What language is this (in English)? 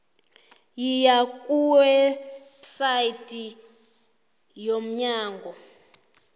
South Ndebele